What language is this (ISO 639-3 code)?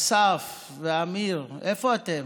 heb